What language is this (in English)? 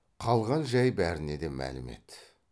Kazakh